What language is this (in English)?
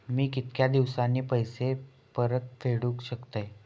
Marathi